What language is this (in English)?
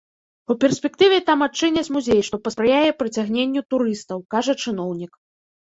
Belarusian